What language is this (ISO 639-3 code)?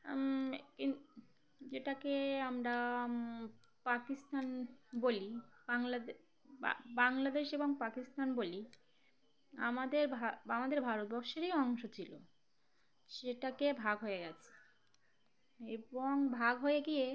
ben